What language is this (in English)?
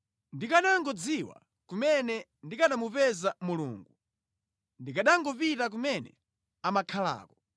Nyanja